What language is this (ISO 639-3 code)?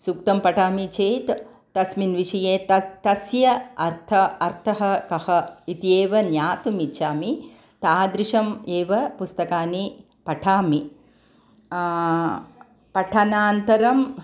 san